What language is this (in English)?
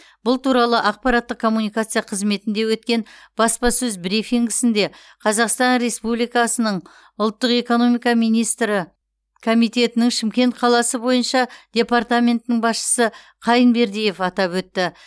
Kazakh